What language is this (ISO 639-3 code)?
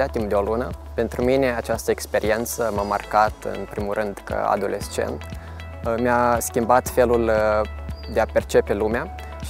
ron